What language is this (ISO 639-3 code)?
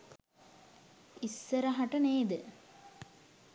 sin